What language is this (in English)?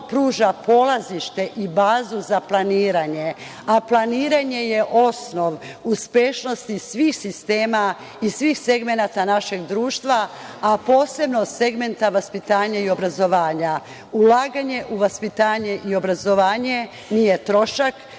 Serbian